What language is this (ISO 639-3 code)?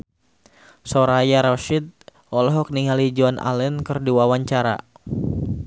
sun